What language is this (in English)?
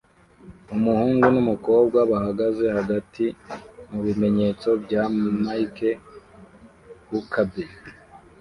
Kinyarwanda